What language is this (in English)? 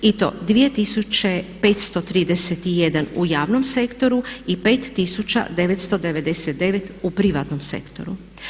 Croatian